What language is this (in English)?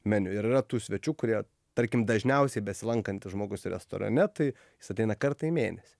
Lithuanian